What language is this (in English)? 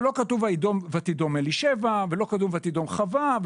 Hebrew